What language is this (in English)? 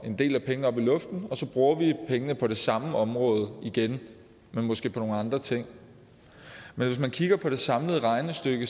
Danish